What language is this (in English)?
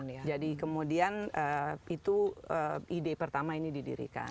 Indonesian